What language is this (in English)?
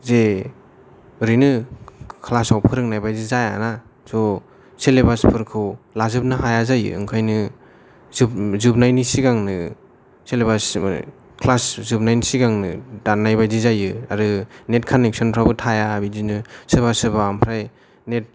Bodo